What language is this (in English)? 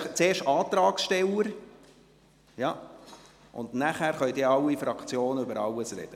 Swiss German